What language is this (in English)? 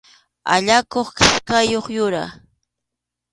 Arequipa-La Unión Quechua